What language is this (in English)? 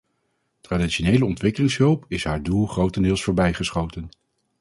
Dutch